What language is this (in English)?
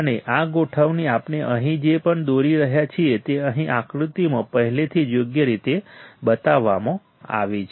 Gujarati